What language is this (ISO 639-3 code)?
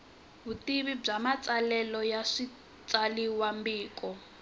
tso